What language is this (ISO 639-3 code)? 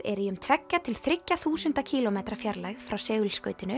isl